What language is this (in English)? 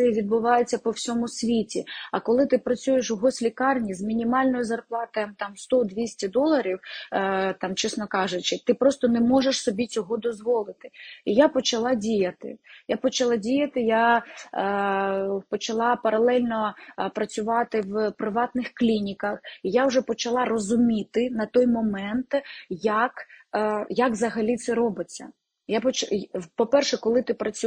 Ukrainian